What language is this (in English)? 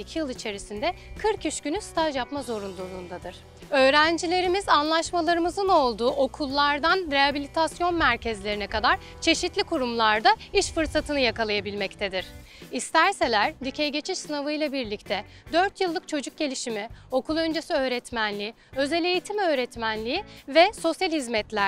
Turkish